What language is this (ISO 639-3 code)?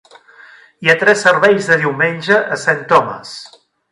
cat